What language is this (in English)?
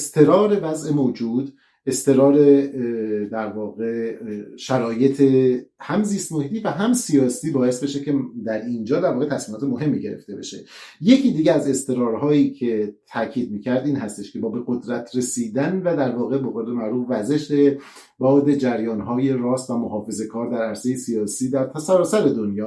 Persian